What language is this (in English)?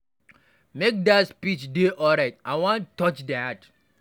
Nigerian Pidgin